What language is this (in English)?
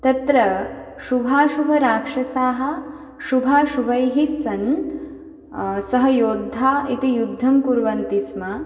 Sanskrit